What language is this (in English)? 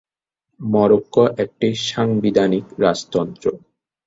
Bangla